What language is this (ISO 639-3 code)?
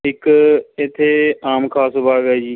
pan